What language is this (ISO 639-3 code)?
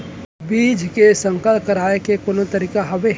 hne